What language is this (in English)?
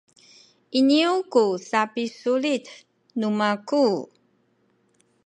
Sakizaya